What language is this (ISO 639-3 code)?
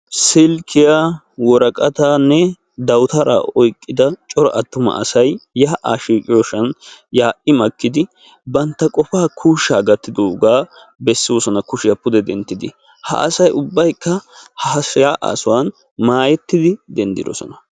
wal